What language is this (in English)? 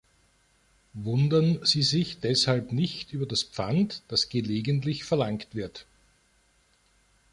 German